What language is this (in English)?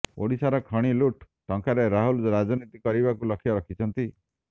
Odia